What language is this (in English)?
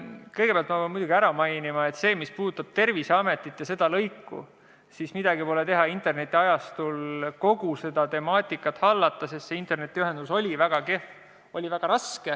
Estonian